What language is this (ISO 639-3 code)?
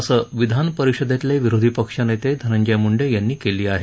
mar